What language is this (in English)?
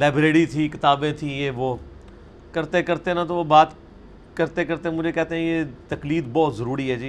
Urdu